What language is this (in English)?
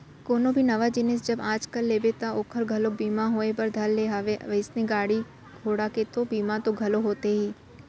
Chhattisgarhi